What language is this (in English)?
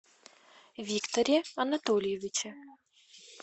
Russian